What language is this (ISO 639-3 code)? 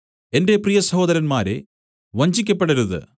mal